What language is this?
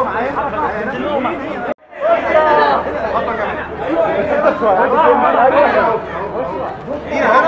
Arabic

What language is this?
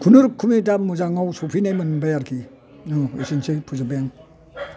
Bodo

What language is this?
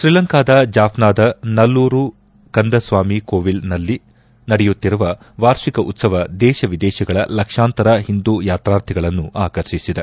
Kannada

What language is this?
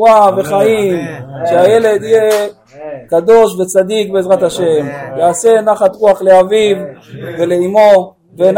Hebrew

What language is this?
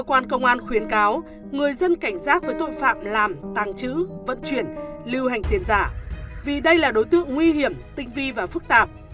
Vietnamese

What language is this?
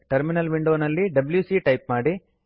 Kannada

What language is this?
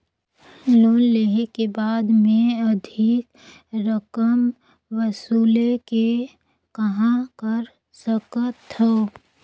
Chhattisgarhi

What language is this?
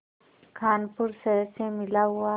Hindi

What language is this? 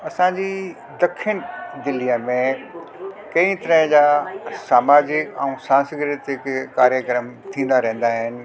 Sindhi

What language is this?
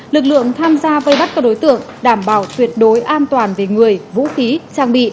Vietnamese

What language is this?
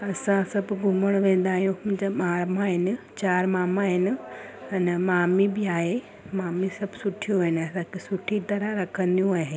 Sindhi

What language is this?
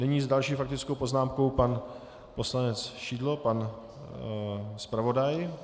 Czech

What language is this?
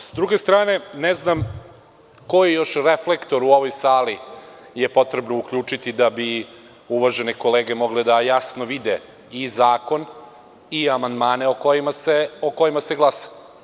Serbian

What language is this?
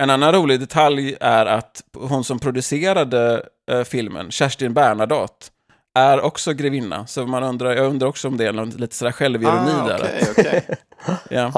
Swedish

